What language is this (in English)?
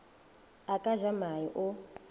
Northern Sotho